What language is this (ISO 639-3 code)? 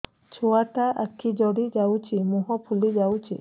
ori